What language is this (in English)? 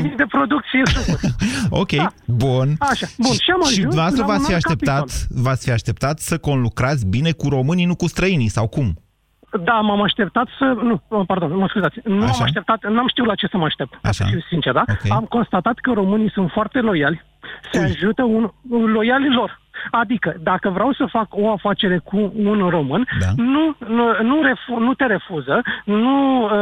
Romanian